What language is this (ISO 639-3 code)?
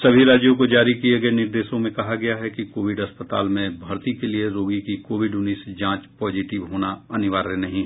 hin